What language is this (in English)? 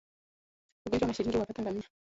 Swahili